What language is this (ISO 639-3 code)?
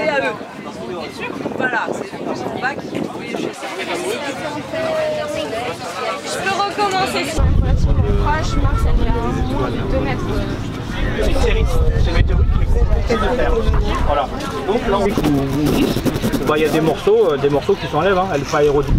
fra